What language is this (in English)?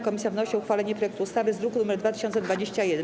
Polish